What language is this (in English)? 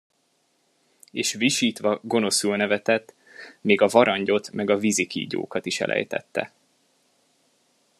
Hungarian